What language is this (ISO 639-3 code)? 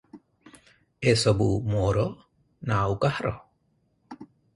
ori